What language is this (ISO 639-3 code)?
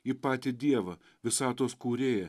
lit